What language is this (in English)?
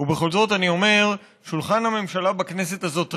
Hebrew